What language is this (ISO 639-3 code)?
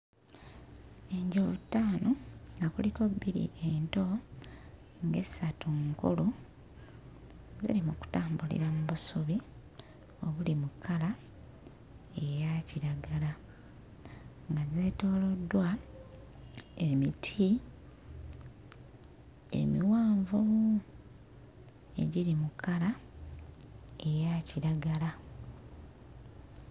lug